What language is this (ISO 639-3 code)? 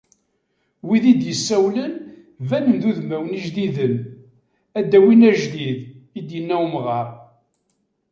kab